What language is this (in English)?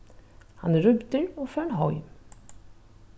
Faroese